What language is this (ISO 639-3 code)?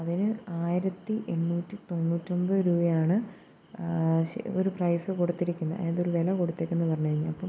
mal